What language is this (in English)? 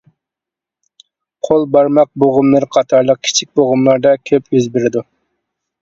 Uyghur